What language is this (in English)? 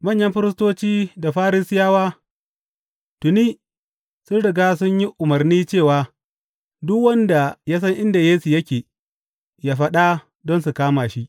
Hausa